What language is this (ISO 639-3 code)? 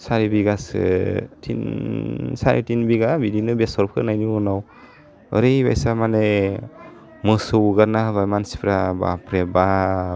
brx